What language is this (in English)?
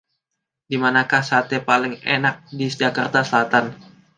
Indonesian